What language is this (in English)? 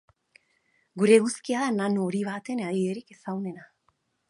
Basque